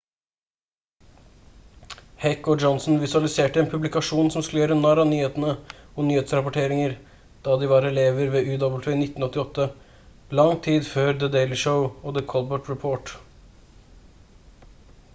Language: Norwegian Bokmål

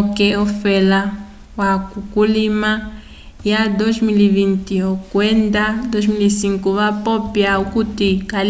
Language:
Umbundu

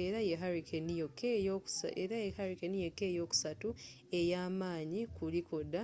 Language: Ganda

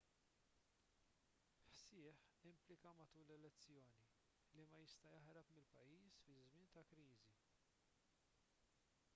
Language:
Maltese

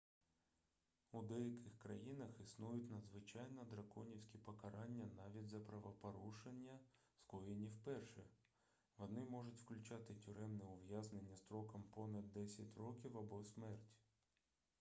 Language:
Ukrainian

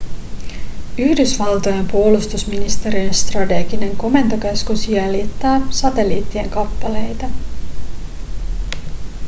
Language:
Finnish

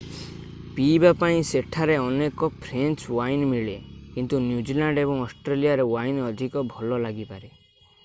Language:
Odia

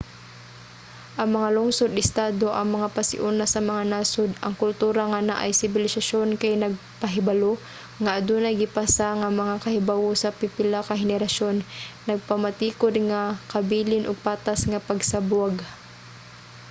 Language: Cebuano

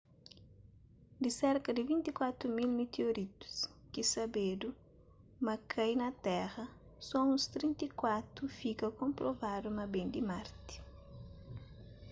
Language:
Kabuverdianu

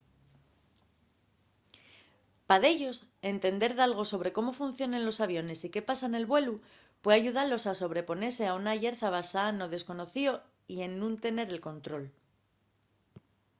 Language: Asturian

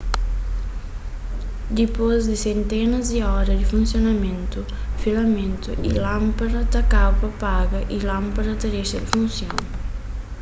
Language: Kabuverdianu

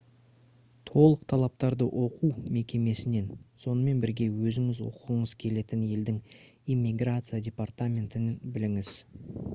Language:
Kazakh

